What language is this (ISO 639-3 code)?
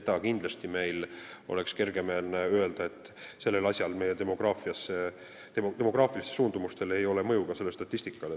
est